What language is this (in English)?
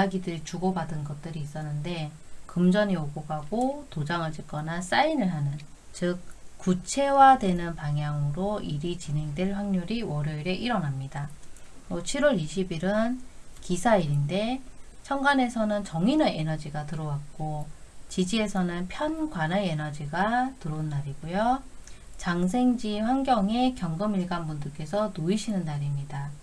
Korean